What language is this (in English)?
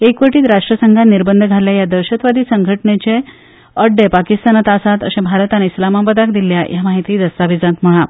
Konkani